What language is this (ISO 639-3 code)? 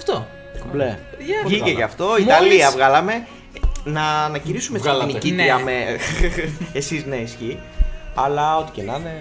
ell